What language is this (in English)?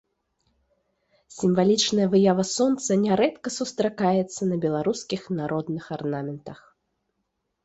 Belarusian